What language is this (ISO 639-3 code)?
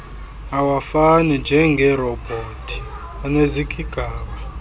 xho